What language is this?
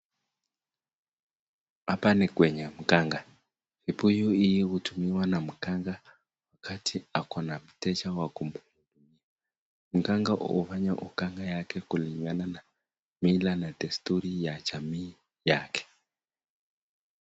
Swahili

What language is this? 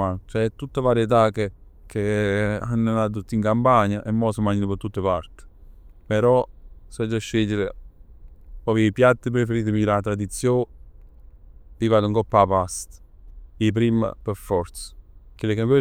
Neapolitan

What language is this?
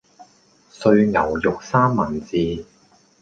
Cantonese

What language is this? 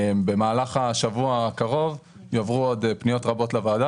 Hebrew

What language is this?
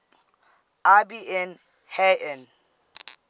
English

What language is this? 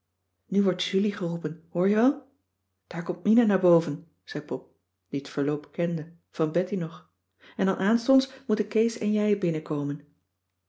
Dutch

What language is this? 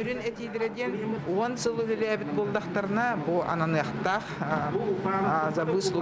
Russian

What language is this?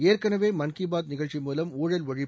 Tamil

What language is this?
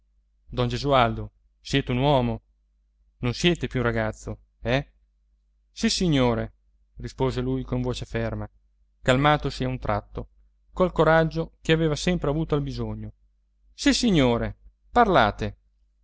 Italian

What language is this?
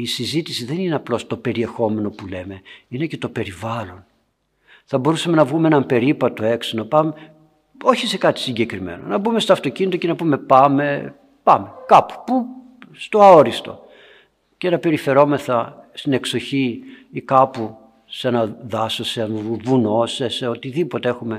Greek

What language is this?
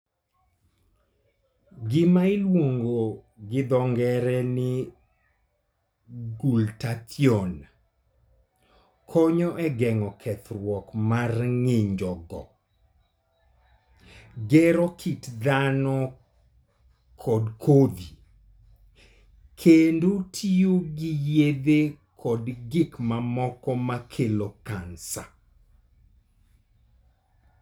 Luo (Kenya and Tanzania)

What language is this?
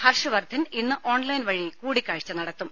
Malayalam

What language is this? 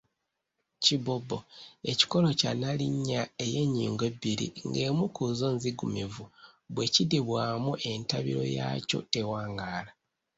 Ganda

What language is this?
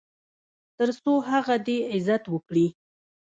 Pashto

